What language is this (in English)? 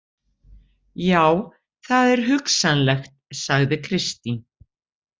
Icelandic